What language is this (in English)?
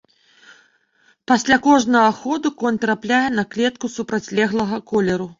Belarusian